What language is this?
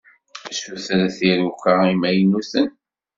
Kabyle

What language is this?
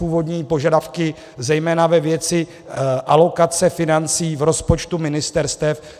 Czech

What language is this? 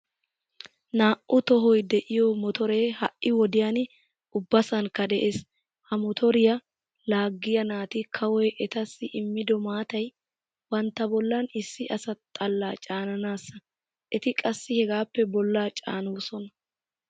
Wolaytta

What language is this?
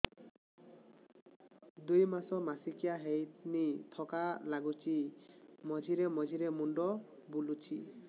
Odia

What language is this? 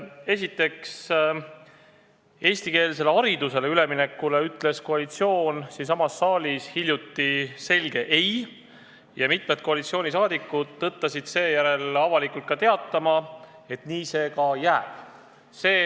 Estonian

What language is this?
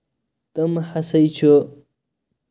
Kashmiri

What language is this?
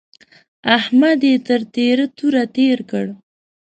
Pashto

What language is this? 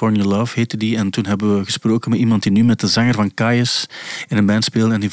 Dutch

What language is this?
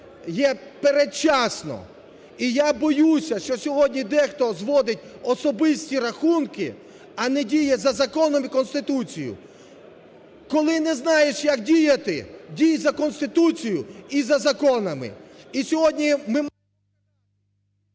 Ukrainian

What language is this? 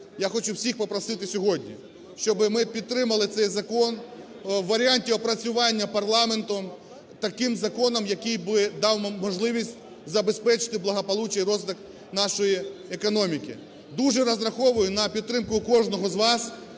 Ukrainian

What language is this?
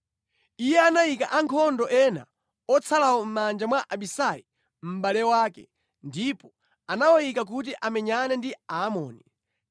Nyanja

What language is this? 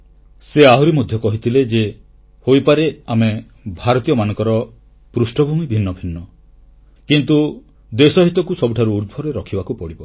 Odia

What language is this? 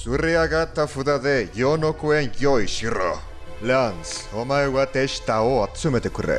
Japanese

